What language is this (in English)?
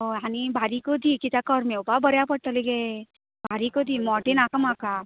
Konkani